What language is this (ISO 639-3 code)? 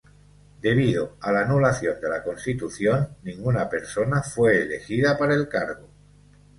spa